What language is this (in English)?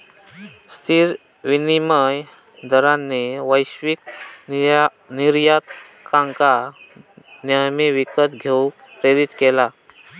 Marathi